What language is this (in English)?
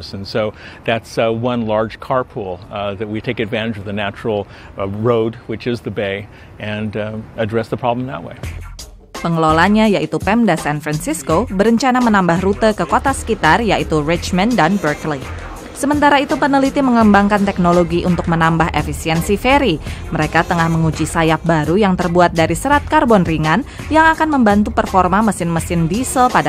Indonesian